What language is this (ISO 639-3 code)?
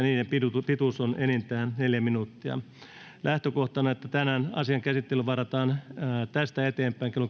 fin